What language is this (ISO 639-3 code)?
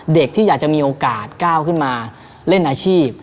tha